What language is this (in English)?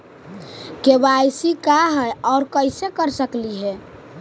Magahi